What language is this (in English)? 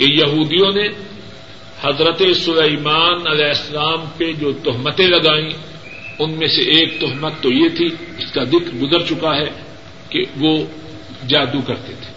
Urdu